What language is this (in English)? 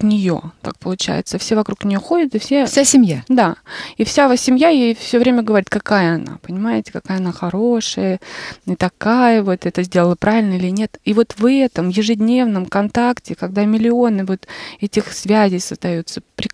Russian